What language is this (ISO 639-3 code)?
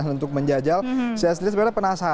ind